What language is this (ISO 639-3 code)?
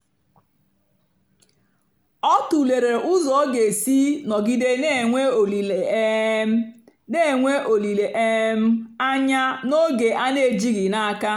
ibo